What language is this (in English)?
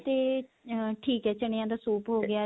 Punjabi